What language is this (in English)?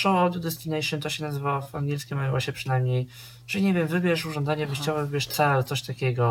Polish